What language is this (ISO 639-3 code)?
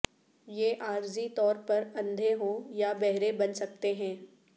urd